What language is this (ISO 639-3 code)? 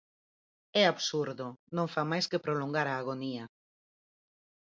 glg